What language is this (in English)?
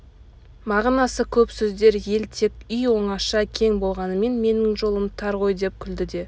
Kazakh